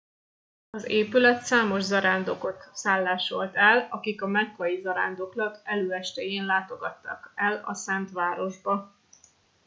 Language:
Hungarian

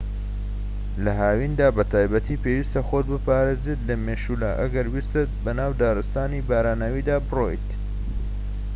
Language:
Central Kurdish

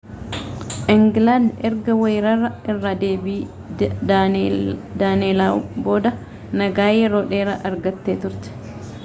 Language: Oromo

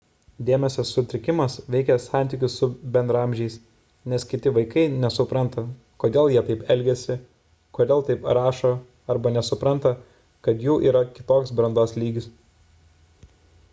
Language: Lithuanian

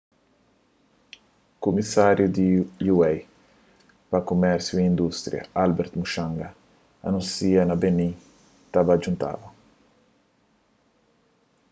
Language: Kabuverdianu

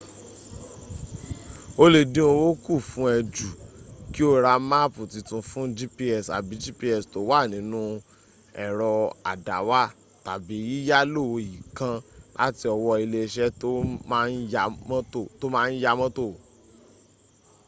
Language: Yoruba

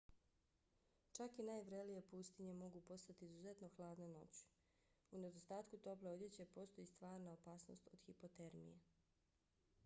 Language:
Bosnian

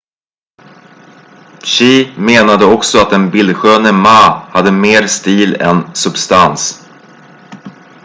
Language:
Swedish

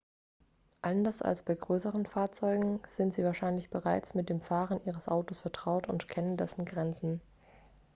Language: German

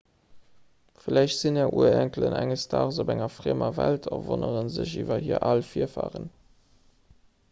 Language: Luxembourgish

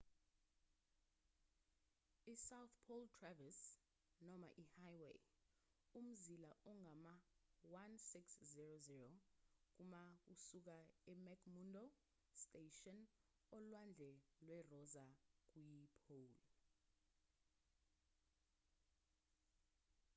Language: Zulu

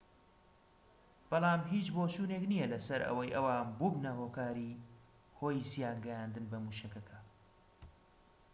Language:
Central Kurdish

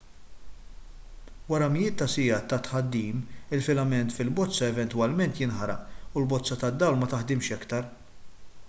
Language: Maltese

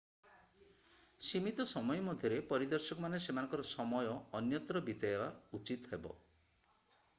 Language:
Odia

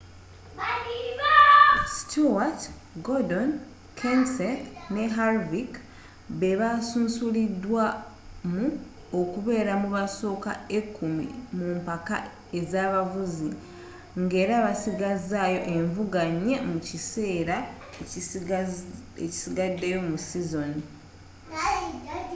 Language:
Ganda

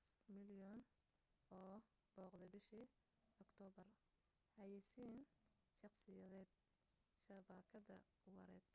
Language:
Somali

